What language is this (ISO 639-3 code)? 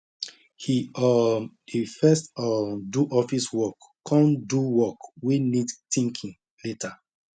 pcm